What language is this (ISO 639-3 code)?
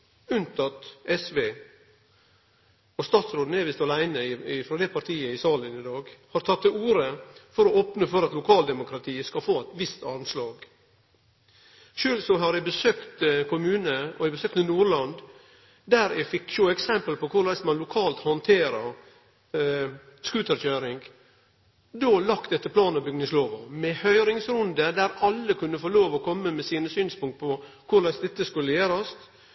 nno